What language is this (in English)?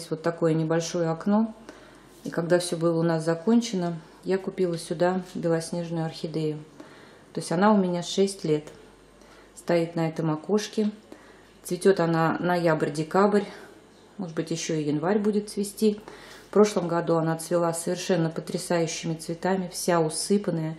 Russian